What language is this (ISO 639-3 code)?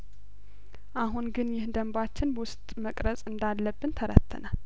amh